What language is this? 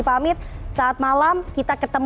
Indonesian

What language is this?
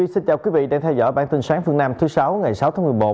Vietnamese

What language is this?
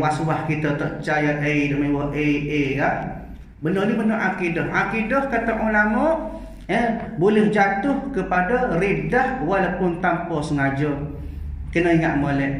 Malay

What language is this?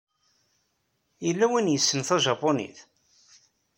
Kabyle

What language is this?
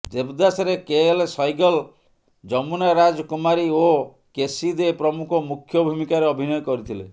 Odia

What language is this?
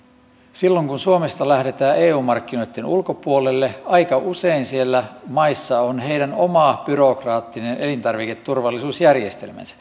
Finnish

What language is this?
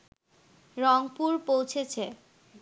Bangla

